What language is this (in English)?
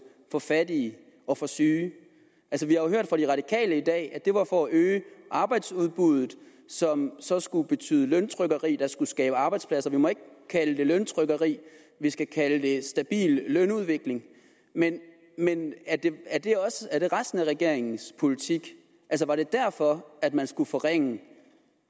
Danish